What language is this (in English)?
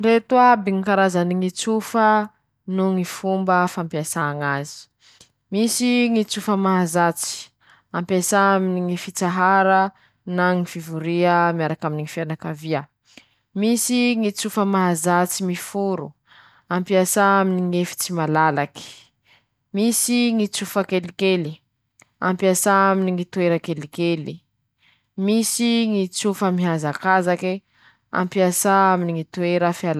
Masikoro Malagasy